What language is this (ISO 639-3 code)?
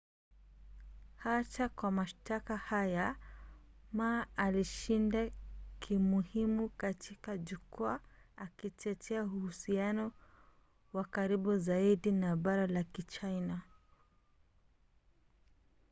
swa